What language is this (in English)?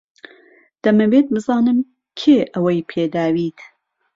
Central Kurdish